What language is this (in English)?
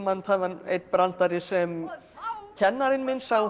Icelandic